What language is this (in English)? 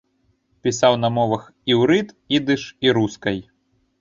Belarusian